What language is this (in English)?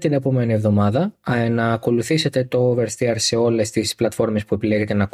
Greek